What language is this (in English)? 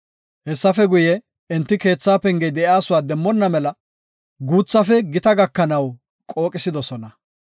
Gofa